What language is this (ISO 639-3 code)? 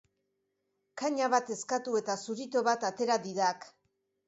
eus